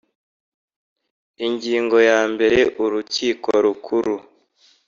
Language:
Kinyarwanda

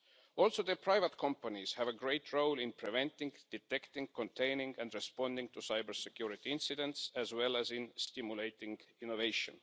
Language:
English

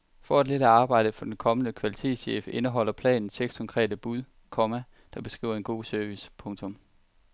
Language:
Danish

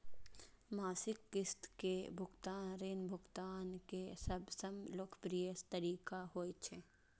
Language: Maithili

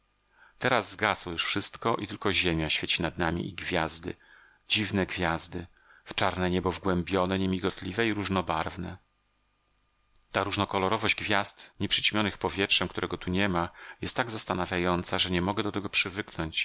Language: Polish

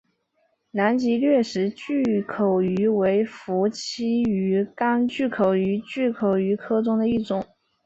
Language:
Chinese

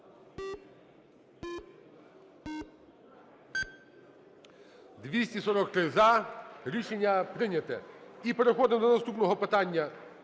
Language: Ukrainian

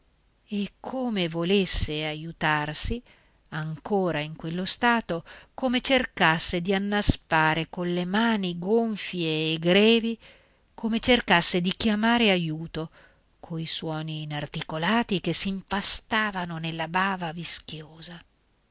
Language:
Italian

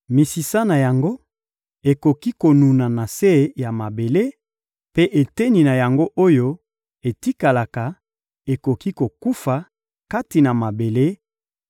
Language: Lingala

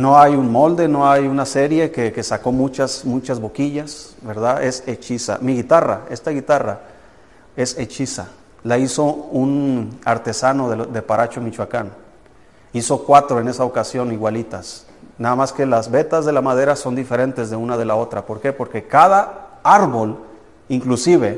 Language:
Spanish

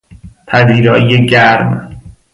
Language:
Persian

